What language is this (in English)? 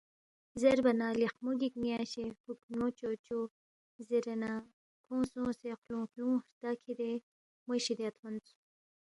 Balti